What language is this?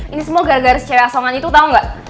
Indonesian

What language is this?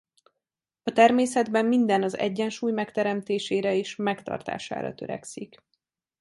Hungarian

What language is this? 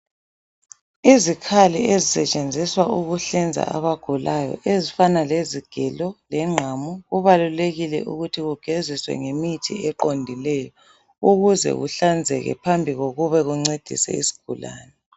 North Ndebele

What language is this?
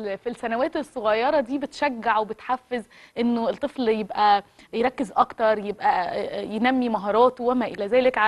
Arabic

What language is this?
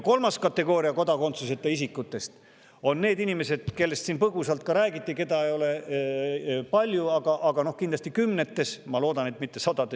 Estonian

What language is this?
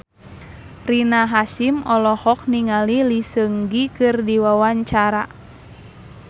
Sundanese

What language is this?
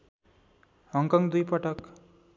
Nepali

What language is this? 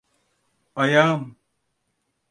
Turkish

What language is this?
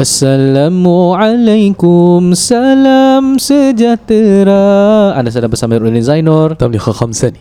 Malay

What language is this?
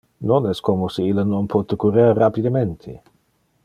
Interlingua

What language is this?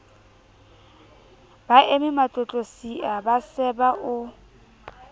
Southern Sotho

